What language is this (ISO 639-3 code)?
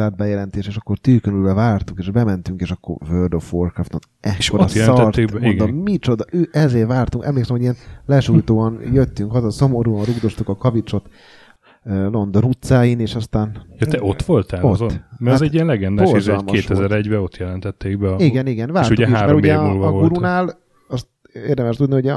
hun